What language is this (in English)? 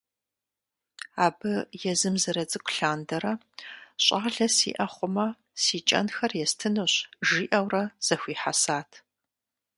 Kabardian